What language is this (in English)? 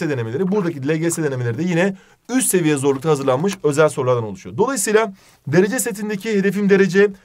Turkish